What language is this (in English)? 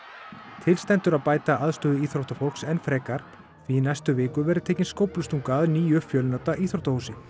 Icelandic